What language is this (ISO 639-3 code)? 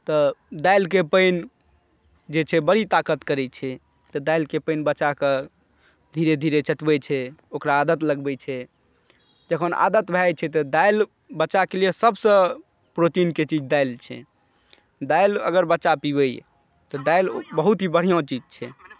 mai